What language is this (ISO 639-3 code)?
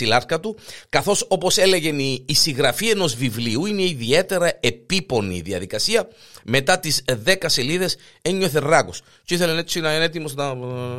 ell